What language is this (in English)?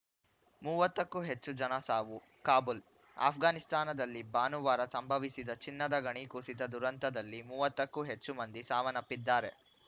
Kannada